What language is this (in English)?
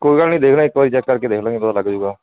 Punjabi